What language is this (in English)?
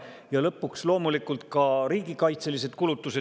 Estonian